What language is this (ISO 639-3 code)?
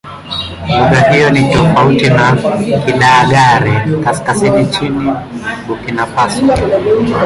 swa